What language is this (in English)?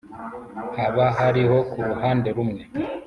Kinyarwanda